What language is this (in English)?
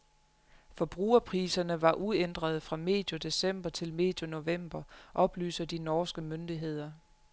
Danish